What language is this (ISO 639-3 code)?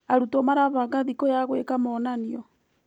kik